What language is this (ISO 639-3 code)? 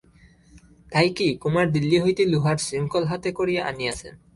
ben